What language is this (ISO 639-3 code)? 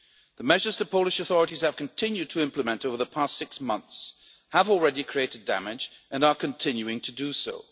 eng